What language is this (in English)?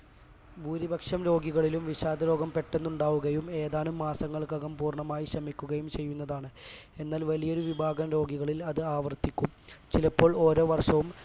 Malayalam